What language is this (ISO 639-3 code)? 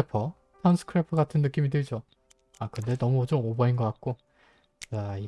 kor